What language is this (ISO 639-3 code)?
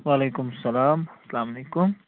kas